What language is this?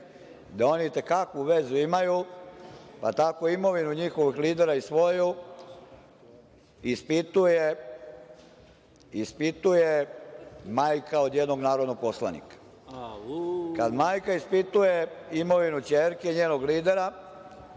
Serbian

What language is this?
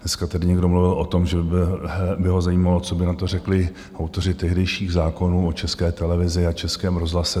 Czech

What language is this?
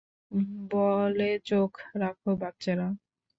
Bangla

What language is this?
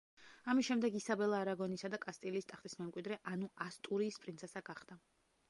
Georgian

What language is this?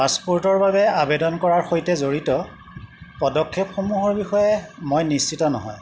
Assamese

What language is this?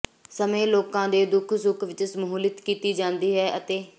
Punjabi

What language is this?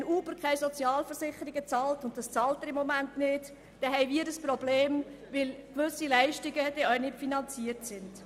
Swiss German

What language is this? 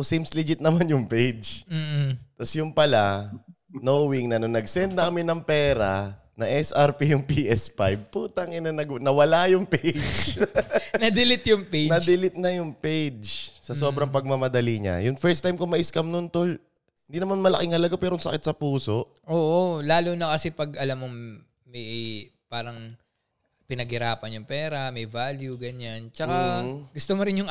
Filipino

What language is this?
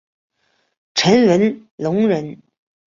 Chinese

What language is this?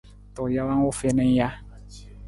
Nawdm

